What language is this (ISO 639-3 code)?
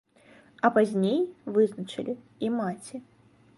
bel